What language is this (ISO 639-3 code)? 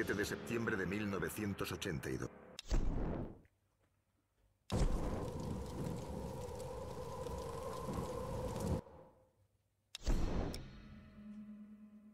spa